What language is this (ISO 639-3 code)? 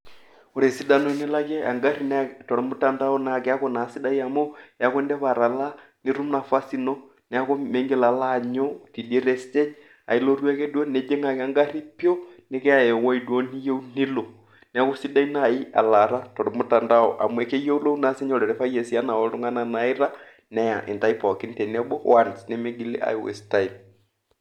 mas